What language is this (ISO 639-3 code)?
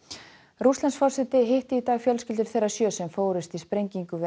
isl